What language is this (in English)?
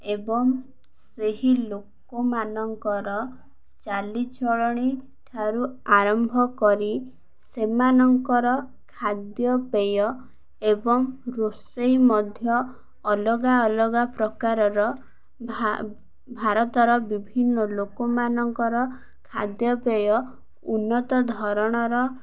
Odia